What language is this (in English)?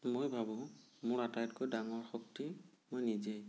Assamese